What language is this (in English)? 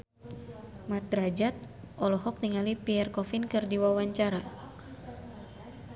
Sundanese